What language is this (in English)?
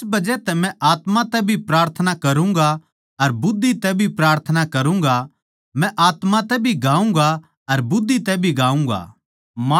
Haryanvi